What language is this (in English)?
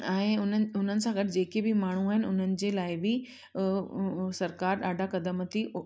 Sindhi